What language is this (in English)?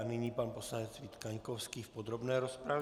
Czech